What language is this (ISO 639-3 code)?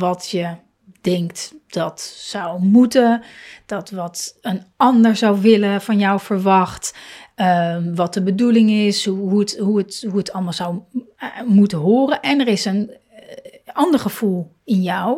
nld